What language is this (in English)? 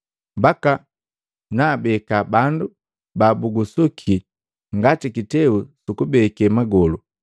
Matengo